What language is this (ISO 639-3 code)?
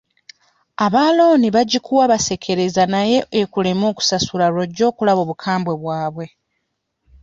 lug